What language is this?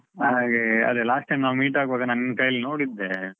Kannada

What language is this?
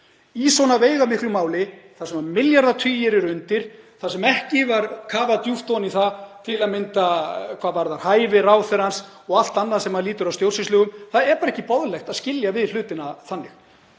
Icelandic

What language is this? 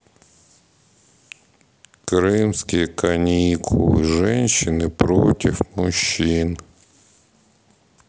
Russian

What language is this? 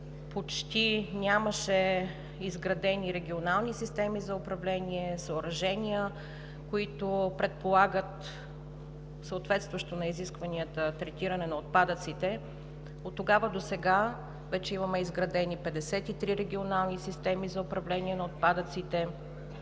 Bulgarian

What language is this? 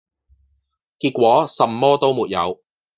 Cantonese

